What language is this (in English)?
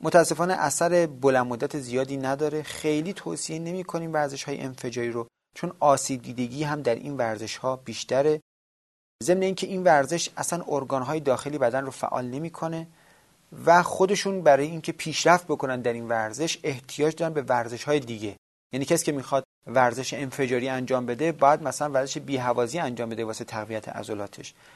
Persian